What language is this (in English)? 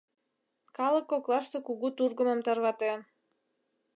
Mari